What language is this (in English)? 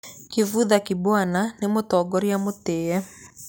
Kikuyu